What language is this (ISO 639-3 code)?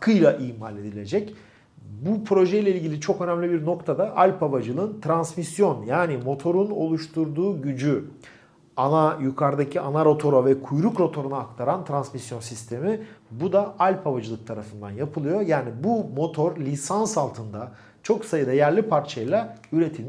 tur